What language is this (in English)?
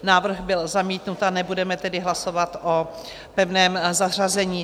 Czech